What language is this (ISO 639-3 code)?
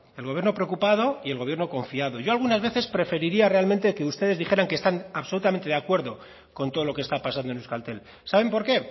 spa